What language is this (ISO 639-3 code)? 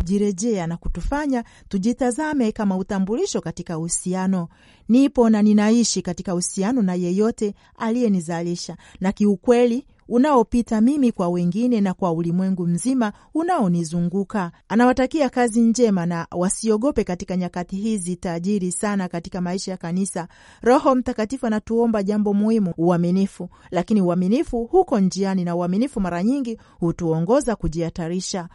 swa